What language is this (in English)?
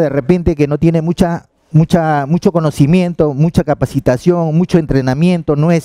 Spanish